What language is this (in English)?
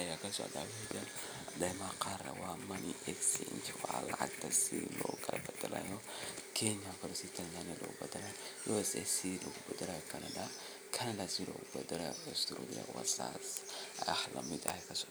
Somali